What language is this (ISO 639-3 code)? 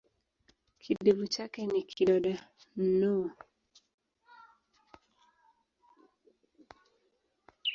swa